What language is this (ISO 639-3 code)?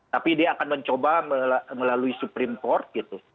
ind